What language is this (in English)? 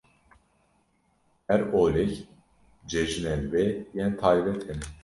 Kurdish